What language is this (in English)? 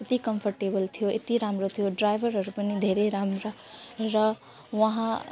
Nepali